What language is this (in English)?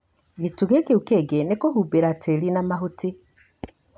Kikuyu